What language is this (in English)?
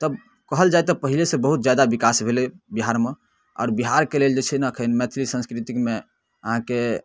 Maithili